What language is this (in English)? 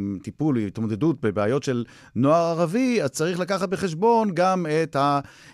Hebrew